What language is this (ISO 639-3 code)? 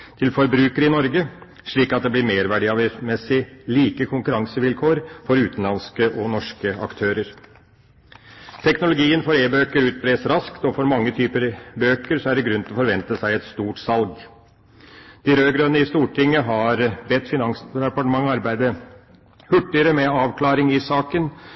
nob